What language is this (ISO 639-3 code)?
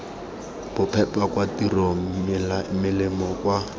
tsn